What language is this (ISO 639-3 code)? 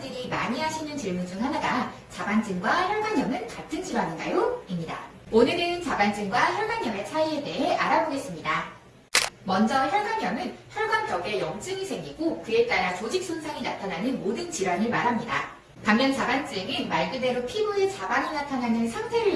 kor